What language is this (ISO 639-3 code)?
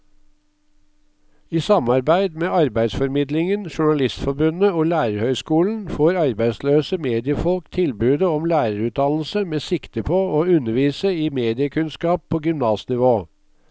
nor